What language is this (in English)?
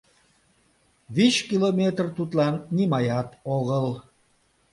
Mari